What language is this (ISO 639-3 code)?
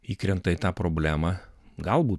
lit